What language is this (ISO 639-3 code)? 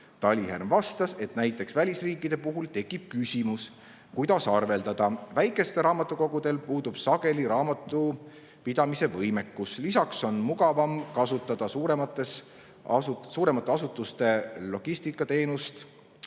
est